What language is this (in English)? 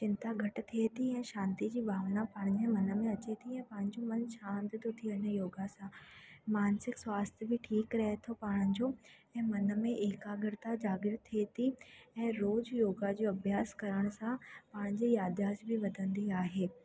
Sindhi